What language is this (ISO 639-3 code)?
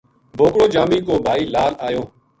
gju